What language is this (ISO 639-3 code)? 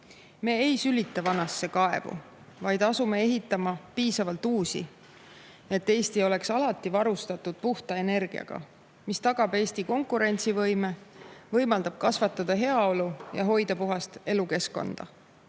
est